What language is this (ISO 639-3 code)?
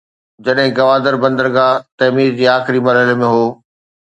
snd